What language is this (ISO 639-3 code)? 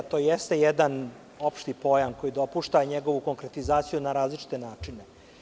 srp